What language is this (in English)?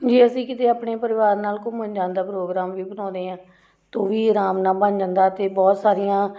Punjabi